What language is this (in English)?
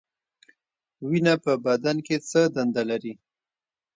Pashto